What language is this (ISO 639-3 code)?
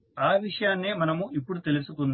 tel